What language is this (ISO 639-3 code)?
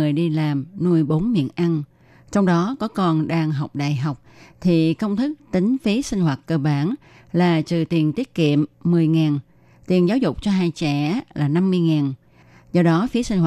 vie